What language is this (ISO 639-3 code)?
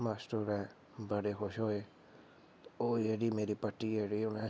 doi